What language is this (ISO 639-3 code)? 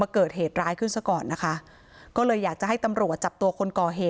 tha